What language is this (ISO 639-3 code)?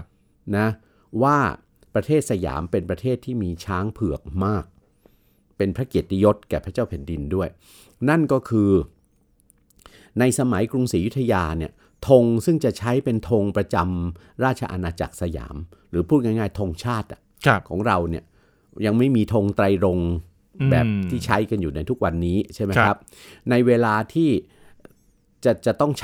tha